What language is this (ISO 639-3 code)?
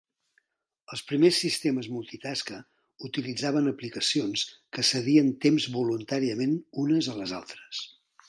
cat